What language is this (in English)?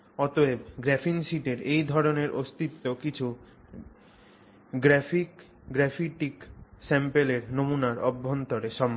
Bangla